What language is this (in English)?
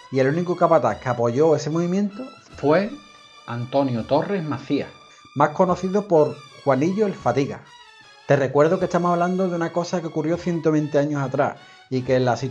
Spanish